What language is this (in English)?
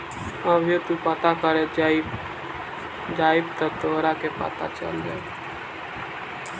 Bhojpuri